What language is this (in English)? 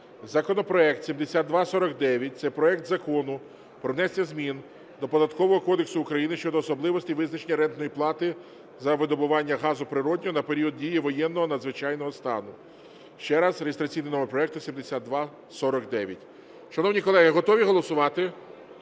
Ukrainian